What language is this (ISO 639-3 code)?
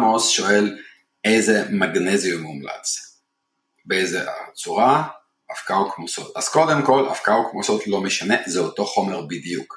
heb